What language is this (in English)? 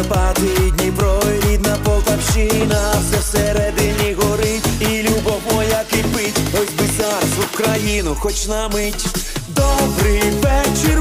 Ukrainian